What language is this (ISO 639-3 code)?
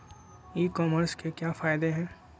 mag